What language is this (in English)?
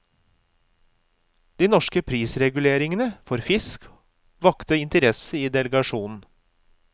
Norwegian